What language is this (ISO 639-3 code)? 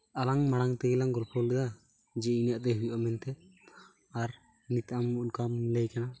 sat